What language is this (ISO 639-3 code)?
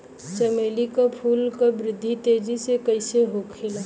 bho